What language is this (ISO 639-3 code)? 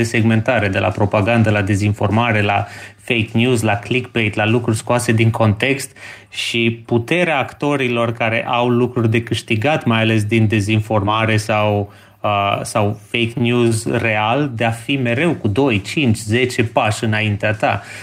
ron